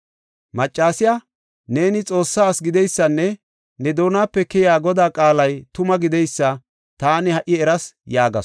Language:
Gofa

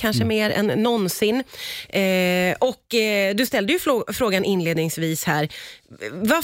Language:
Swedish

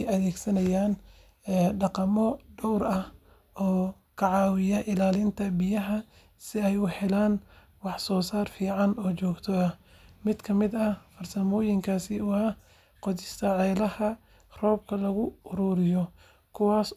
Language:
Somali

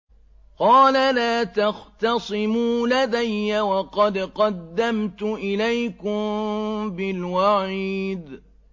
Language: Arabic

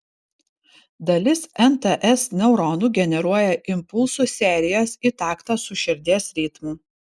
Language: Lithuanian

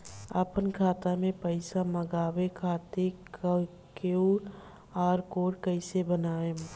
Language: Bhojpuri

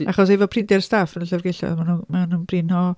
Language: Welsh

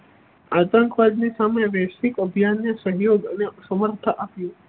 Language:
Gujarati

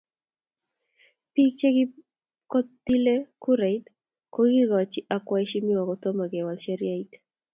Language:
Kalenjin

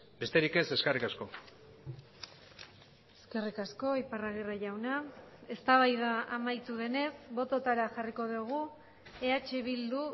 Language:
Basque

